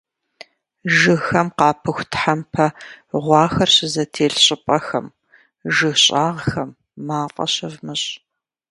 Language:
Kabardian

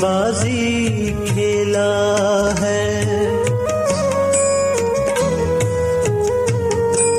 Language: Urdu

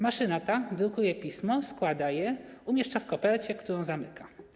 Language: Polish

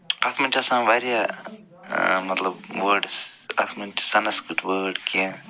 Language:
Kashmiri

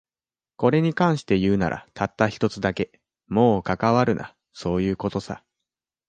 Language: Japanese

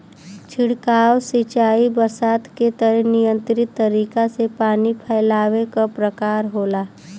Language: Bhojpuri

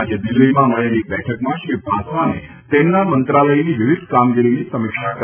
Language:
Gujarati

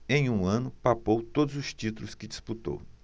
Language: Portuguese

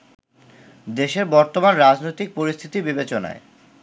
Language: Bangla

